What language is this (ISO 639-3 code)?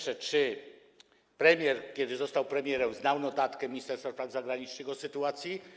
pol